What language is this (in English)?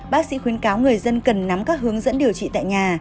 Vietnamese